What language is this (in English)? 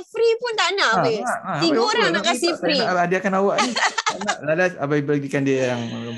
Malay